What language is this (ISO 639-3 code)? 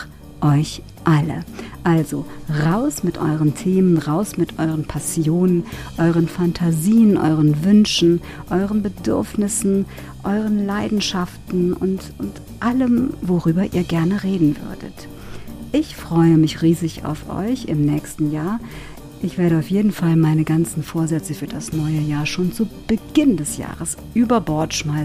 deu